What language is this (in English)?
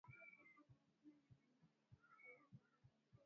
Swahili